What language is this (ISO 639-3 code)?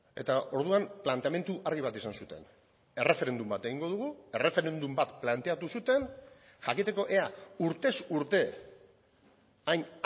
eus